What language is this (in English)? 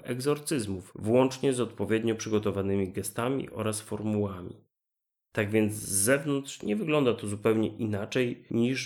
Polish